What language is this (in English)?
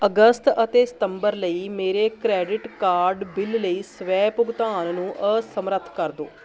Punjabi